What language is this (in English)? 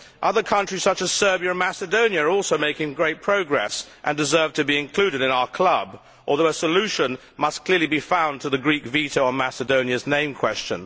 English